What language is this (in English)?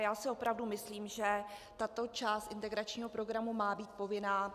Czech